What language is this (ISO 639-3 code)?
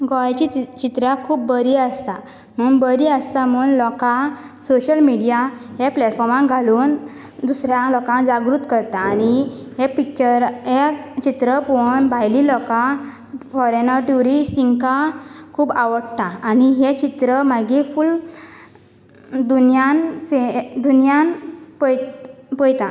kok